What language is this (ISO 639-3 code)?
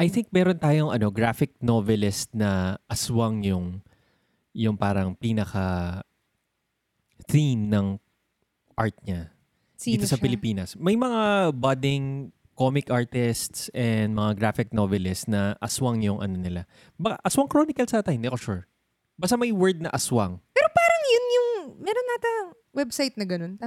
fil